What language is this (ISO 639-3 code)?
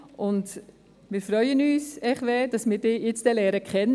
gsw